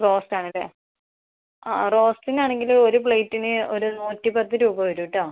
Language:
Malayalam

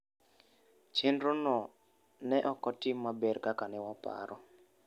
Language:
Luo (Kenya and Tanzania)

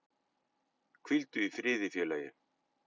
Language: Icelandic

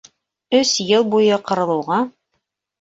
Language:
Bashkir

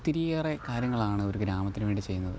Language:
Malayalam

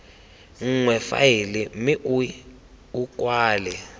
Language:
Tswana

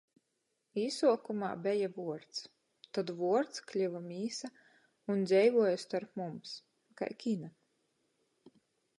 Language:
Latgalian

